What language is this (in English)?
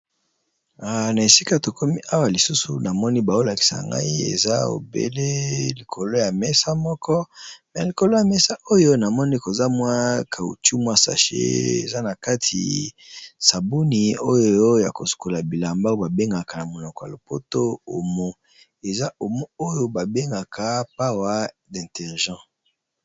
Lingala